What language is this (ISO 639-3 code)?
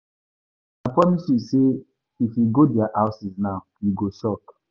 pcm